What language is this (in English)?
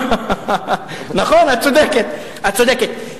Hebrew